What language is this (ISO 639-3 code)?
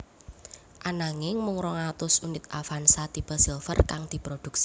jav